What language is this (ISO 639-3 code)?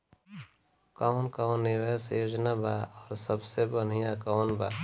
bho